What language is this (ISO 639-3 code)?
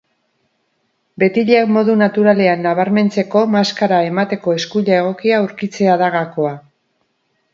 eus